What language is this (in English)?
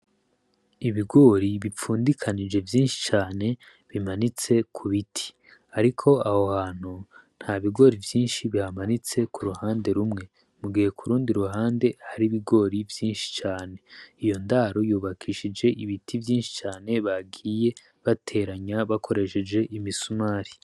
Rundi